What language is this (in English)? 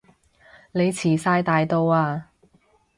Cantonese